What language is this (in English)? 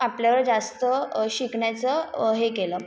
Marathi